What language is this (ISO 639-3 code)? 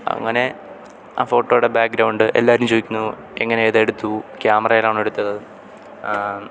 mal